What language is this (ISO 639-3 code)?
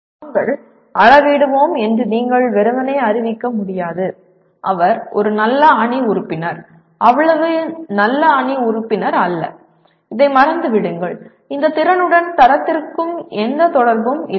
tam